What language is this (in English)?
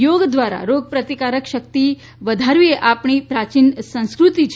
Gujarati